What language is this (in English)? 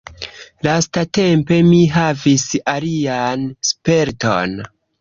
Esperanto